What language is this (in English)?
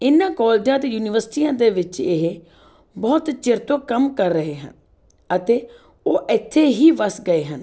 Punjabi